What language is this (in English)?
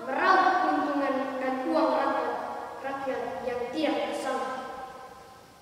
Indonesian